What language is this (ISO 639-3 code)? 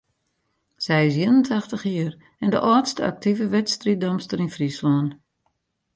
fry